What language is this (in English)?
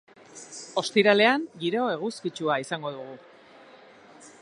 Basque